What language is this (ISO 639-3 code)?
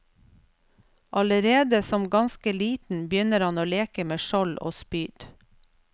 nor